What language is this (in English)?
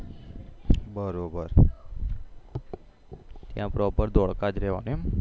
Gujarati